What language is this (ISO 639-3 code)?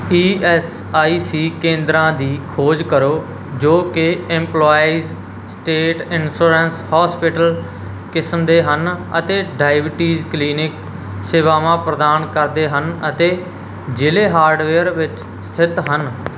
pan